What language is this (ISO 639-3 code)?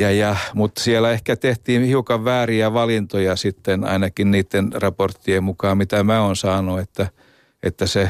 fin